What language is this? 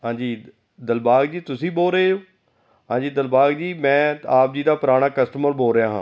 Punjabi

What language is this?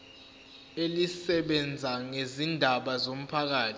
Zulu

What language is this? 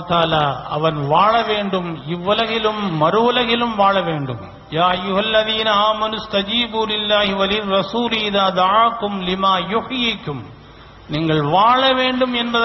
Arabic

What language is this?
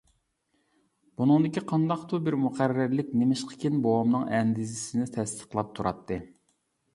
Uyghur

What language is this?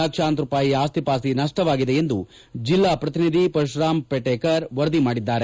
Kannada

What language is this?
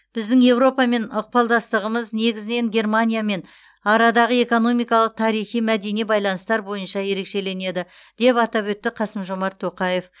Kazakh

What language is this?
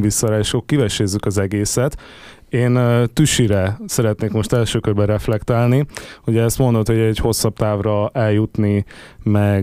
Hungarian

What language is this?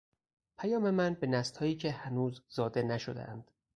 Persian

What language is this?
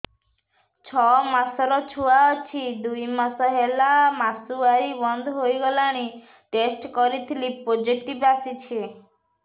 Odia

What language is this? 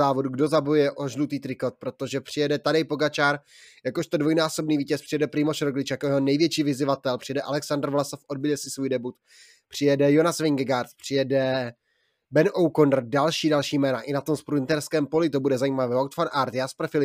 Czech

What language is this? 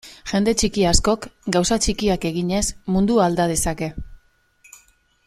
Basque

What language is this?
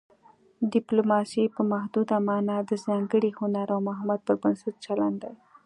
Pashto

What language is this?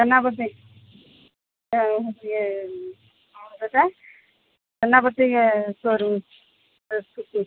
Odia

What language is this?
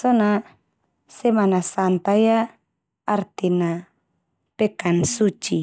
Termanu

